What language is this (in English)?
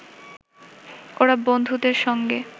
Bangla